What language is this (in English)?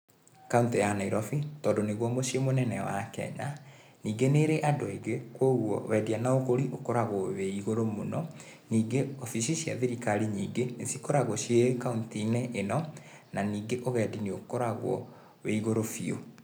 Kikuyu